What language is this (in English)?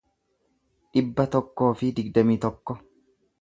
Oromo